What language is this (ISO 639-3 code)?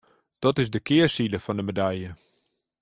fry